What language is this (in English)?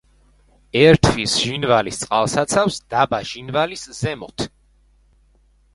Georgian